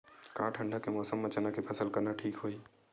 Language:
Chhattisgarhi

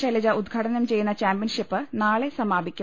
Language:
Malayalam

